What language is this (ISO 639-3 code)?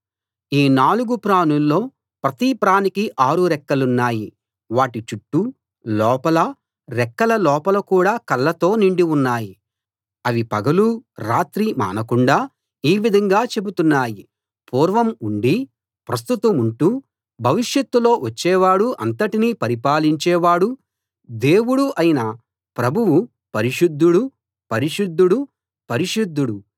tel